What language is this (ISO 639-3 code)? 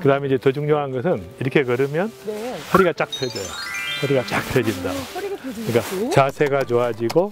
kor